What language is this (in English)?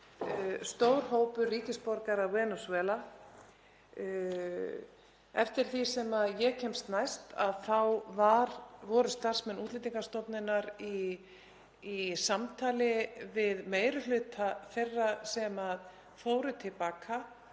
Icelandic